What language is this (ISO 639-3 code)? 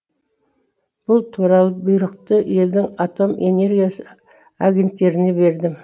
kaz